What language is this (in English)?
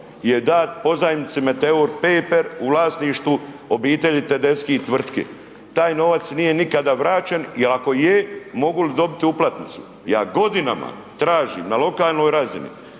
Croatian